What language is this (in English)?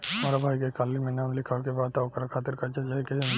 Bhojpuri